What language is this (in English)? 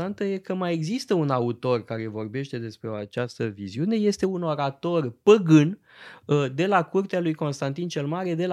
Romanian